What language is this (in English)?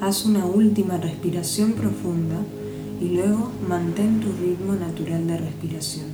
Spanish